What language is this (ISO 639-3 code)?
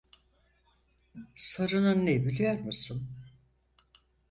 tur